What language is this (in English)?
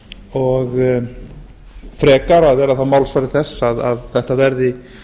Icelandic